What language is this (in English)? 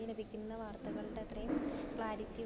Malayalam